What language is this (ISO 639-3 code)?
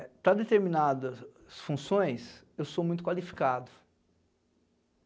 por